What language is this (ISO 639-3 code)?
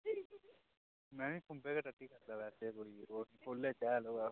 doi